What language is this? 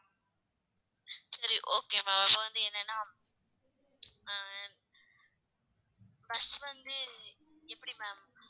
Tamil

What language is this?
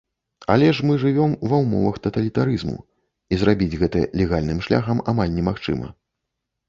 Belarusian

